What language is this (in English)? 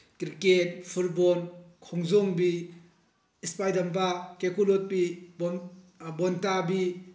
Manipuri